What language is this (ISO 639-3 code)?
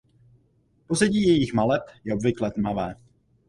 ces